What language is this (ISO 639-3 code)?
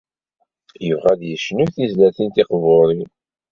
kab